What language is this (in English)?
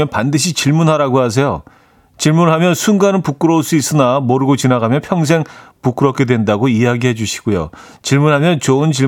Korean